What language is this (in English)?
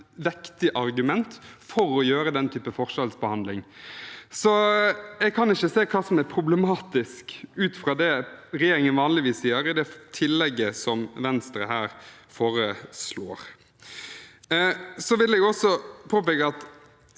Norwegian